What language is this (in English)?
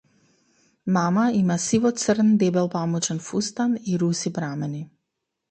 Macedonian